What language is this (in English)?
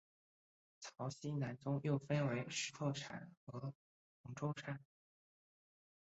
Chinese